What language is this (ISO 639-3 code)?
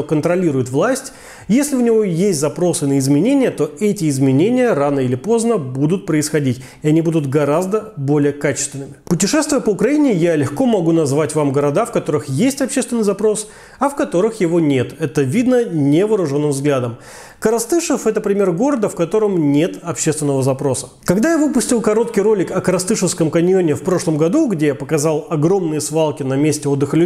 rus